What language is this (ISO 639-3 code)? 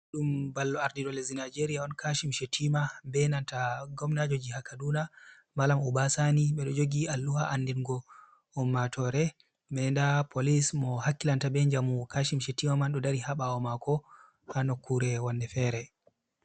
ful